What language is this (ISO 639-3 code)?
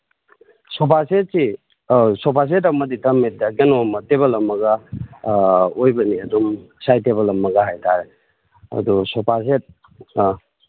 mni